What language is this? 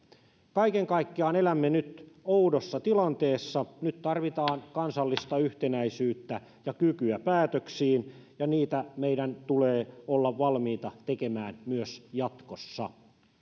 Finnish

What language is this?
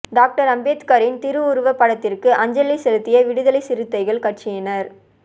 Tamil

